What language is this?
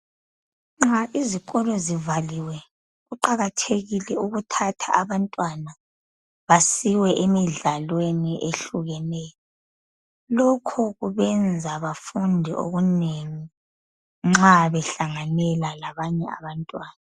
North Ndebele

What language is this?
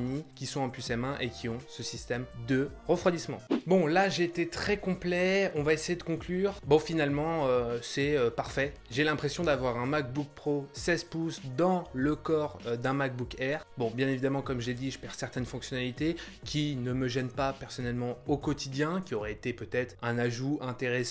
French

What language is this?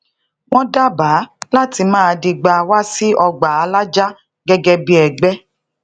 Yoruba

